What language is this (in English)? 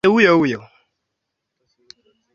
Swahili